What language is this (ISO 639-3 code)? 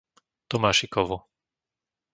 slk